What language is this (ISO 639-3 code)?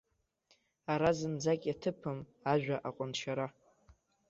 abk